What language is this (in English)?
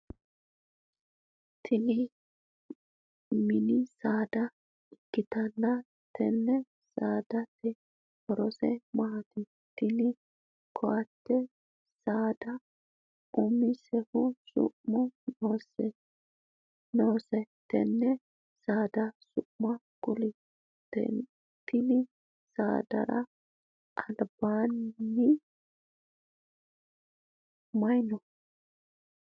Sidamo